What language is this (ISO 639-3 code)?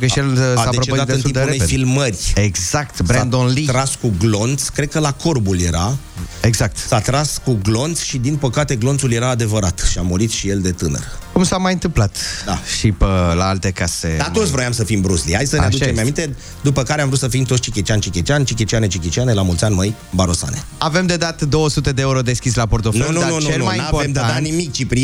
ron